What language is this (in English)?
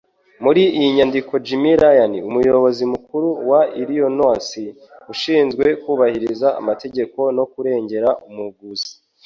Kinyarwanda